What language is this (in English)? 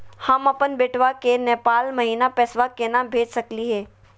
Magahi